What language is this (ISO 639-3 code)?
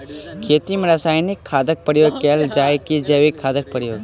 mai